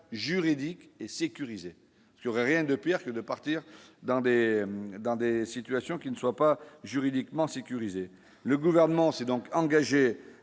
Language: French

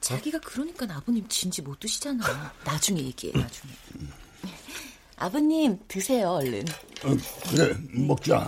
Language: Korean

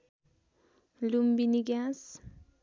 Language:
Nepali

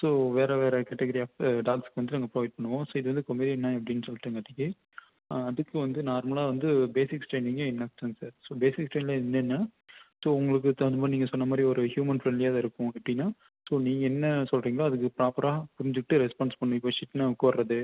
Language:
Tamil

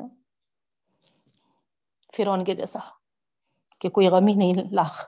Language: Urdu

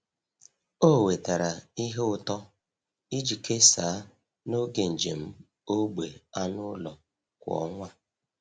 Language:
Igbo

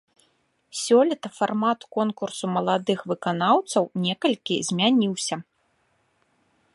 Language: Belarusian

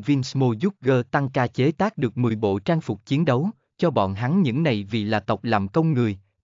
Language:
Vietnamese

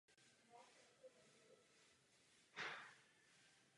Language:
Czech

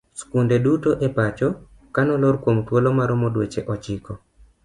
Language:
Luo (Kenya and Tanzania)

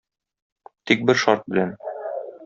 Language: Tatar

